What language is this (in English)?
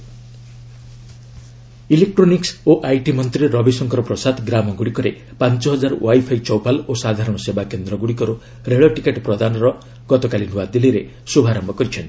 Odia